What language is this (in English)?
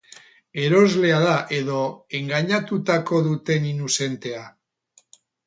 Basque